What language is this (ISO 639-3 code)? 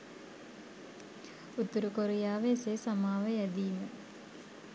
sin